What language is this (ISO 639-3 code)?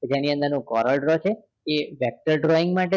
guj